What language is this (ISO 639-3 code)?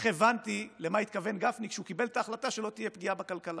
heb